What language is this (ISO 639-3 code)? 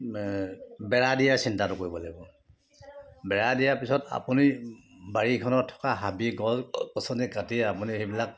asm